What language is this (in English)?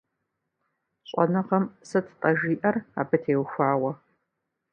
Kabardian